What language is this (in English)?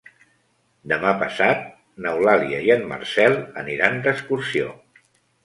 Catalan